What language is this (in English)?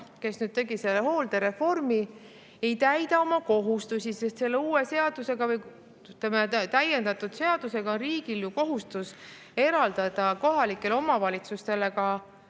Estonian